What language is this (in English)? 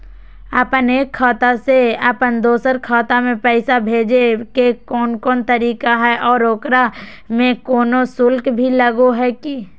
Magahi